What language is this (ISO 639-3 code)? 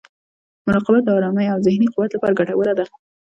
pus